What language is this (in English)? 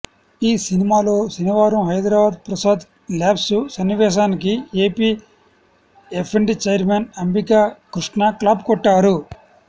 Telugu